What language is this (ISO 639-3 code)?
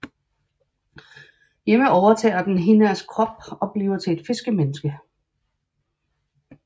dan